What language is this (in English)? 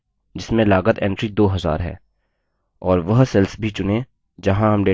Hindi